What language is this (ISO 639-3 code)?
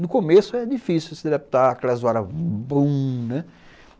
por